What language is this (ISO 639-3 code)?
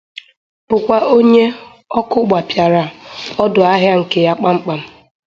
ibo